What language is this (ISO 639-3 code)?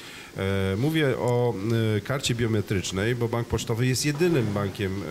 pol